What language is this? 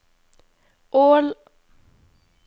Norwegian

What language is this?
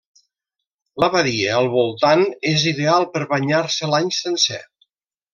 Catalan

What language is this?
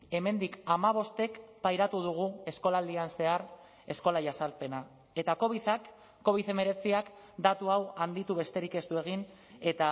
Basque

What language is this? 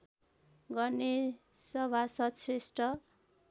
Nepali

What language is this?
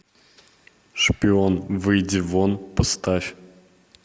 Russian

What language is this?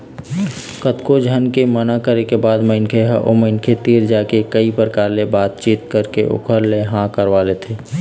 Chhattisgarhi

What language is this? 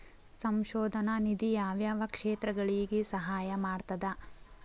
Kannada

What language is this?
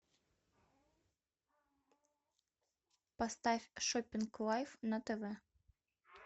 Russian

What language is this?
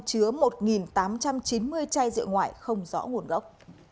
Vietnamese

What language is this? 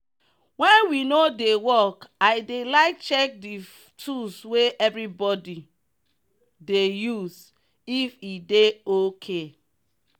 Nigerian Pidgin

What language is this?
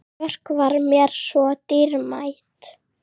Icelandic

